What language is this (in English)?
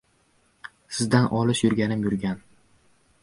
Uzbek